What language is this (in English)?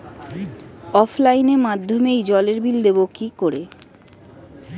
Bangla